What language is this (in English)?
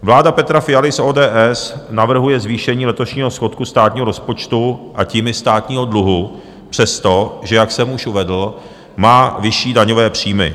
Czech